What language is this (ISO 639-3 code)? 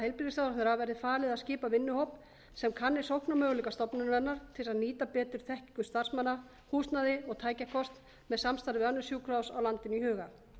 isl